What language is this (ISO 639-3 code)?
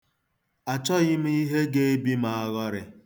ibo